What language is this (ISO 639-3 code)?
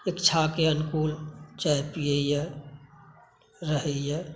mai